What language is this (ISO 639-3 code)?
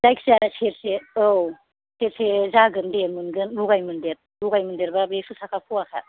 brx